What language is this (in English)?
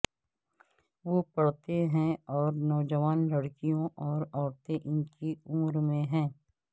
Urdu